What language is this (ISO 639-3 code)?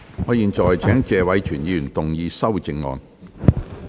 yue